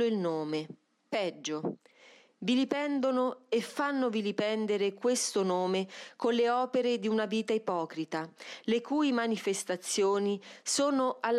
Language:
Italian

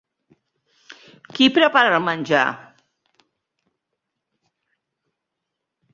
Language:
Catalan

